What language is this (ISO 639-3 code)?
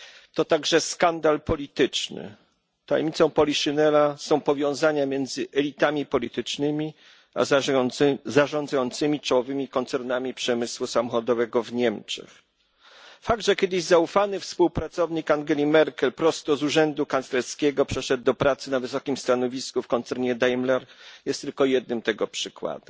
pol